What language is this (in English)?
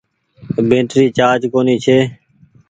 Goaria